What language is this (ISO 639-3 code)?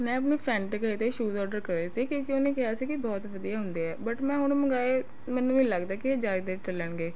pan